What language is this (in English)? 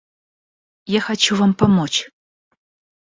Russian